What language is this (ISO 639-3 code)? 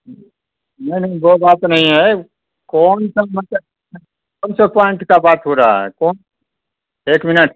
urd